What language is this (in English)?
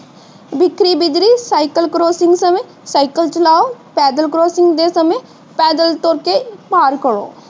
Punjabi